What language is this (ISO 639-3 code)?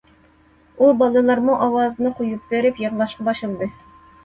uig